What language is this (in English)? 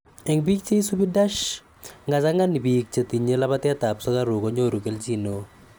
Kalenjin